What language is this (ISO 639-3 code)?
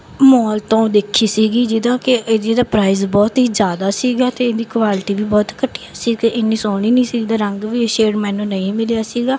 pan